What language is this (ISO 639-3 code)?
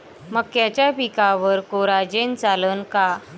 mar